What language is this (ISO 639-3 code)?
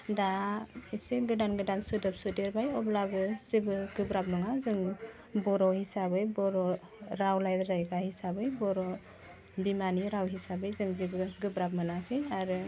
brx